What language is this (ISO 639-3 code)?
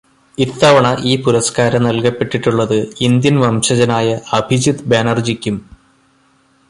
mal